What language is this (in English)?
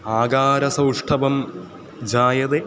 Sanskrit